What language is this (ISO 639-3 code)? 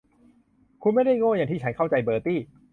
tha